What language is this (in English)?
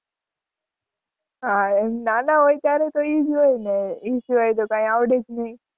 Gujarati